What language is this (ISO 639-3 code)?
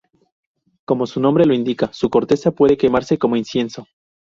spa